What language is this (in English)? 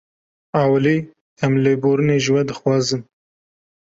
Kurdish